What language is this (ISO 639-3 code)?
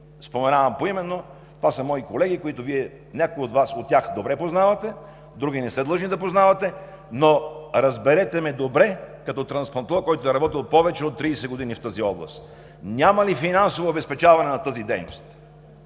bul